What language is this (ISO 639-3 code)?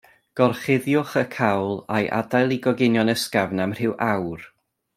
cym